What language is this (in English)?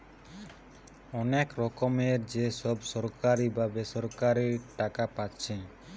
Bangla